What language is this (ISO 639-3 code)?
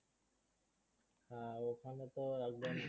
ben